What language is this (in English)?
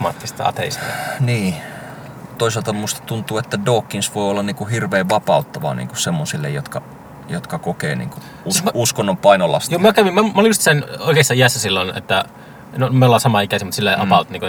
Finnish